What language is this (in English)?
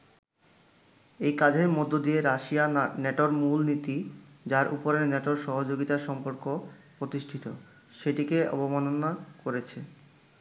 Bangla